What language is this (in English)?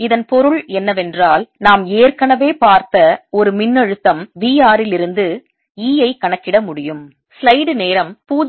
Tamil